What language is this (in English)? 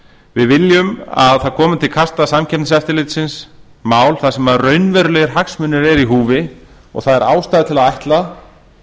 Icelandic